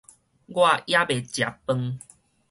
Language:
Min Nan Chinese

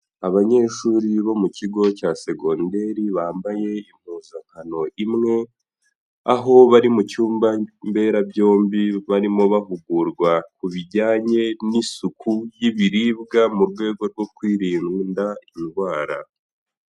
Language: Kinyarwanda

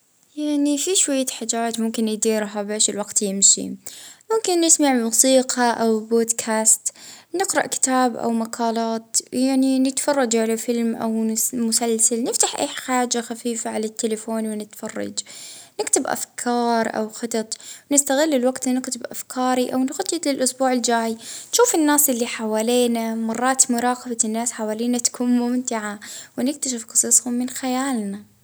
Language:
Libyan Arabic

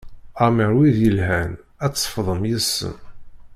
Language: Kabyle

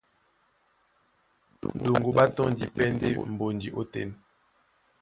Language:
Duala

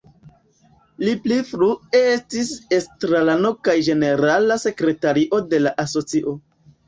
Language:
Esperanto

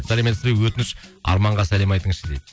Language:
Kazakh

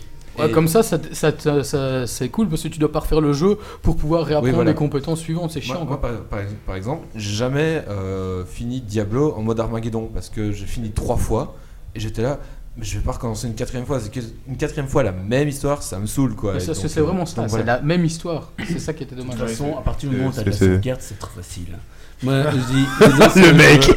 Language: French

